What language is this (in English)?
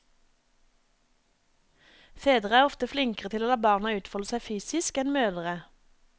Norwegian